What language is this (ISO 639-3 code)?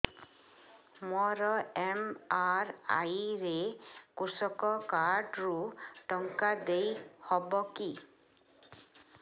ori